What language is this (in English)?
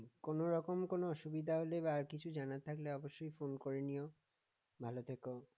Bangla